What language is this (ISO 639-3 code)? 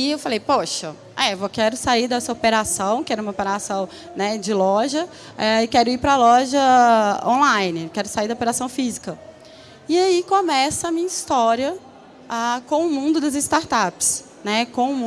por